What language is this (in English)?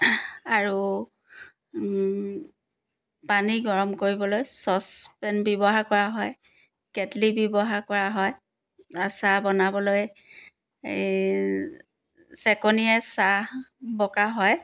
Assamese